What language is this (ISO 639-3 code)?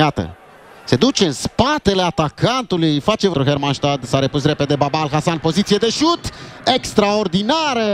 ron